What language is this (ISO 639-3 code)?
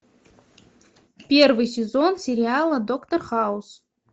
rus